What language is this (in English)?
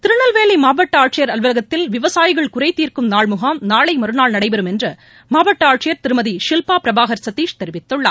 Tamil